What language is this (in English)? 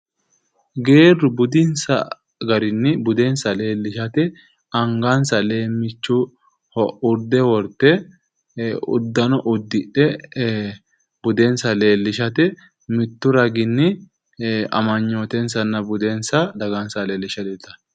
Sidamo